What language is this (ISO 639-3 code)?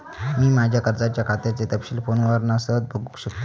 mar